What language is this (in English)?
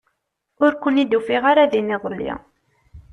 Kabyle